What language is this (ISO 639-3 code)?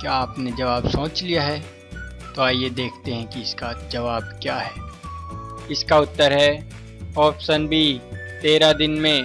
hin